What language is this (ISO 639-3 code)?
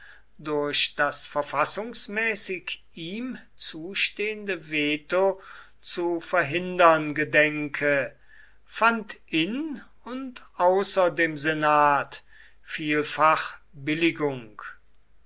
deu